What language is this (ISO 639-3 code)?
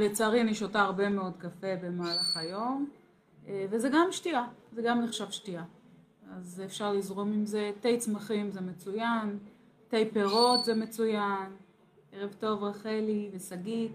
heb